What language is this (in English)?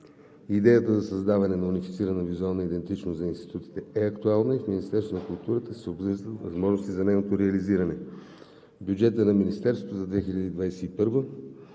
Bulgarian